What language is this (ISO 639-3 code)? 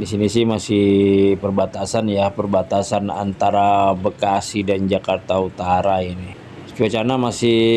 ind